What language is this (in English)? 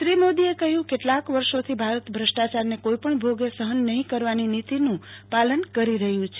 Gujarati